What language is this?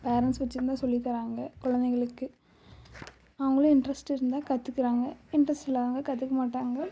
Tamil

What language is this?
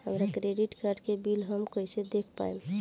Bhojpuri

